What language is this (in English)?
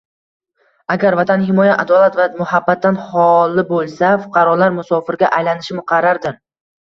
Uzbek